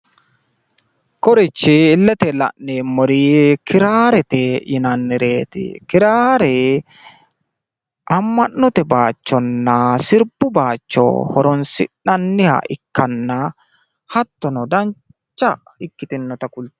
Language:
Sidamo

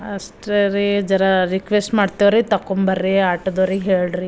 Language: Kannada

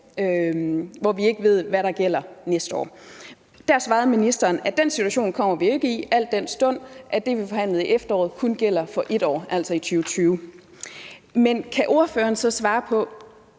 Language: Danish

